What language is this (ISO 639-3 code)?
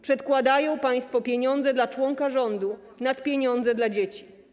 pol